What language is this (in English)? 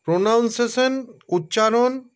Bangla